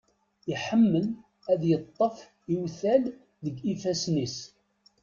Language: Kabyle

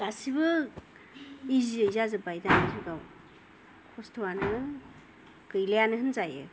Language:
Bodo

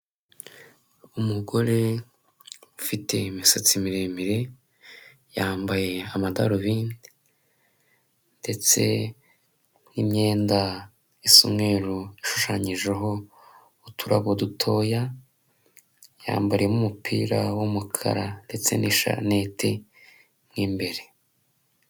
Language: Kinyarwanda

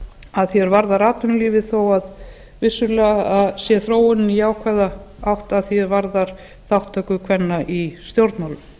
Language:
Icelandic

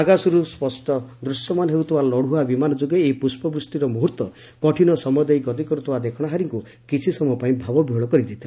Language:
Odia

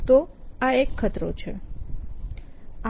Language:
Gujarati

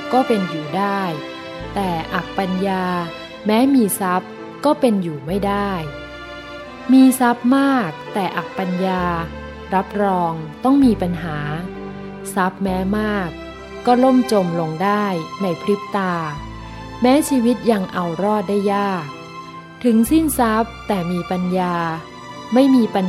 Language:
Thai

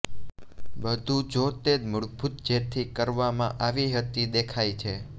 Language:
Gujarati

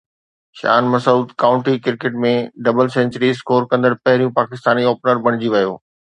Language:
Sindhi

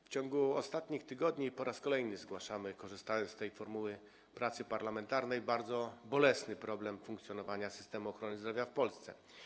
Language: Polish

